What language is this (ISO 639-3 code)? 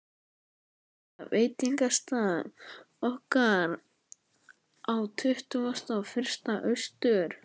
isl